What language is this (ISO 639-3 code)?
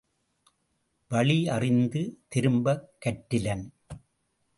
tam